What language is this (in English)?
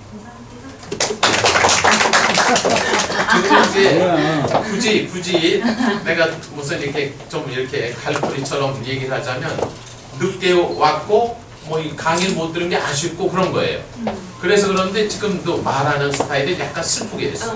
Korean